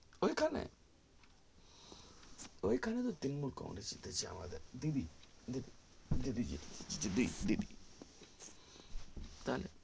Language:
Bangla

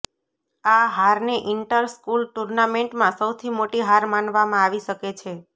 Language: Gujarati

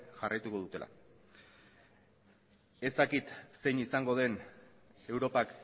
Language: Basque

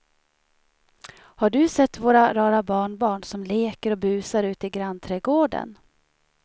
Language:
Swedish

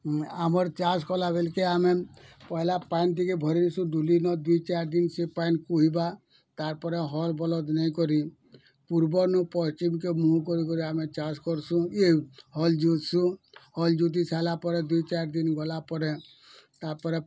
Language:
Odia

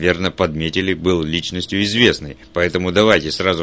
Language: Russian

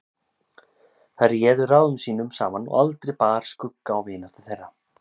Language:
Icelandic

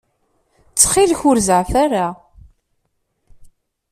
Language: Kabyle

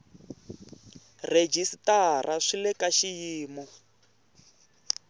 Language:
Tsonga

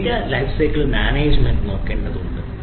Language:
Malayalam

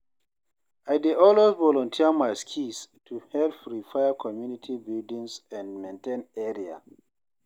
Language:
Nigerian Pidgin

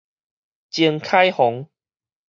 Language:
Min Nan Chinese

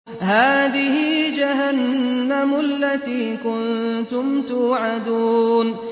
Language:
Arabic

